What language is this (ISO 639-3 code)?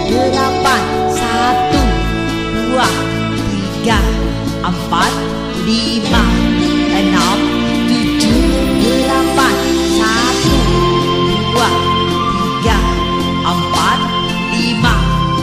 ind